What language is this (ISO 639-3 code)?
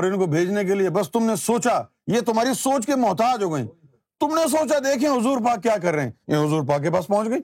urd